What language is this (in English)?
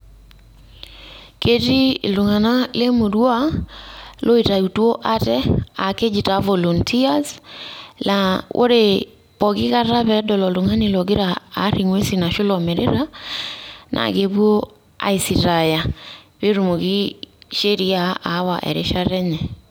Masai